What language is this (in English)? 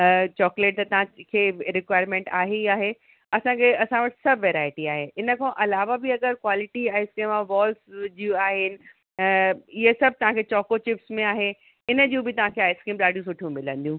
Sindhi